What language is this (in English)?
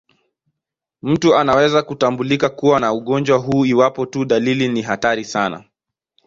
Swahili